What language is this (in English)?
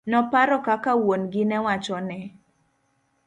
Luo (Kenya and Tanzania)